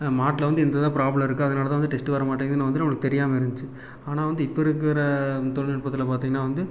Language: Tamil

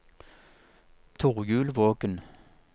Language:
Norwegian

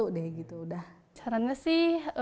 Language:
Indonesian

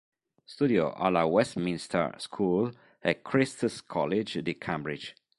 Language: Italian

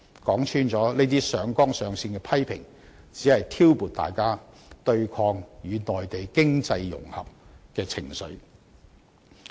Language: Cantonese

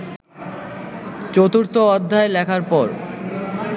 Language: Bangla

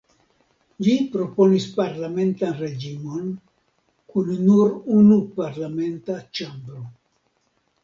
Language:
Esperanto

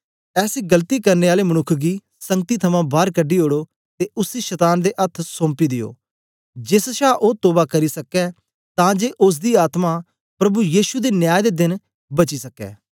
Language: Dogri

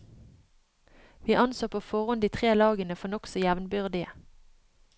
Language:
Norwegian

